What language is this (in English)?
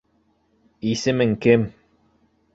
Bashkir